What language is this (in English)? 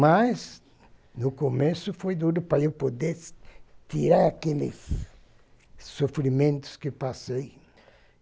Portuguese